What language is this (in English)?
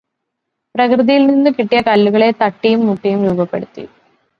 Malayalam